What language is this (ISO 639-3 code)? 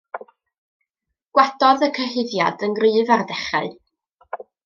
cym